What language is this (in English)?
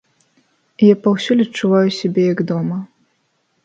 Belarusian